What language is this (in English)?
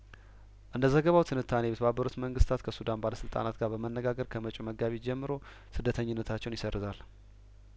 Amharic